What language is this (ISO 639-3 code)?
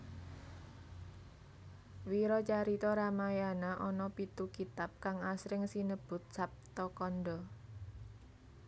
jav